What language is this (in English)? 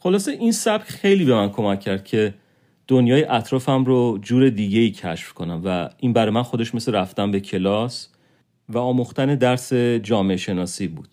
Persian